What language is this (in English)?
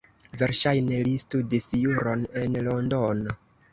Esperanto